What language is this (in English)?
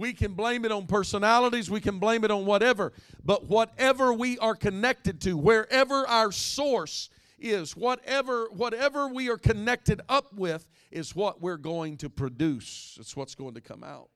English